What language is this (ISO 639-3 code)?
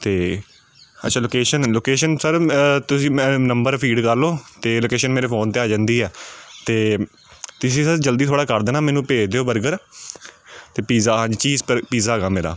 pan